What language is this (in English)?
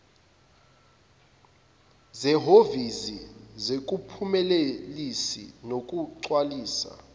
Zulu